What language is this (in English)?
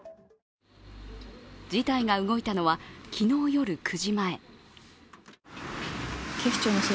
Japanese